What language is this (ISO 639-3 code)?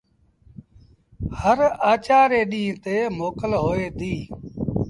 sbn